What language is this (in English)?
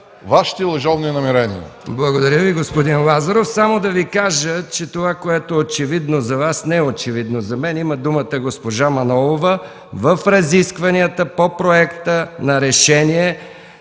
Bulgarian